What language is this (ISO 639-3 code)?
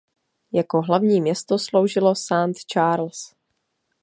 ces